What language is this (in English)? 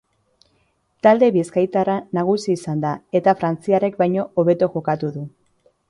Basque